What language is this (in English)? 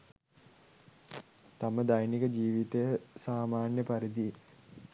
Sinhala